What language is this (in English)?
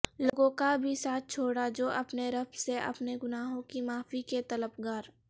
Urdu